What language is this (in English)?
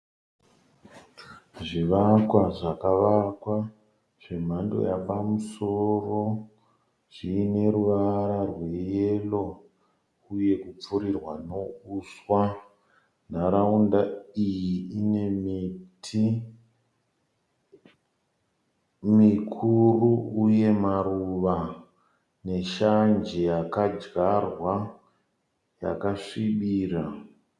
Shona